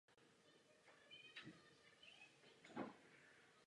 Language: Czech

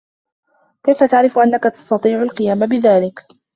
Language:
Arabic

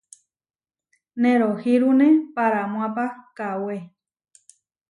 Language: Huarijio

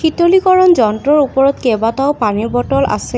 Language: Assamese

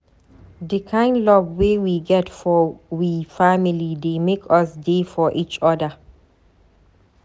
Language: Nigerian Pidgin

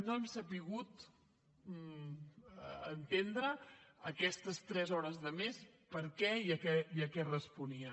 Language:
Catalan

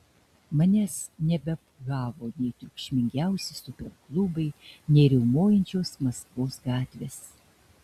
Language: Lithuanian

